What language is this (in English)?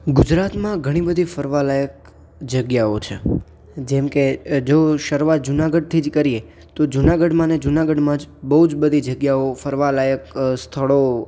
Gujarati